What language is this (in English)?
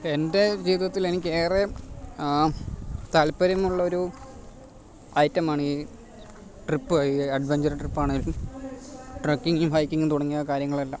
Malayalam